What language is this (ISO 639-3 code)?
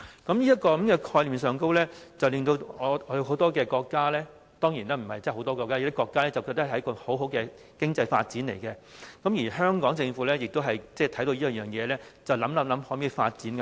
yue